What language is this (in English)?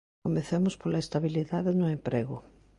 Galician